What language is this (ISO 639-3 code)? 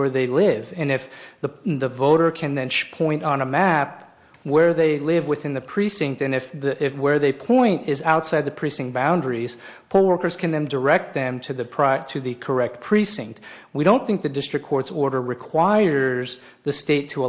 eng